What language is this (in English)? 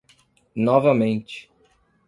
Portuguese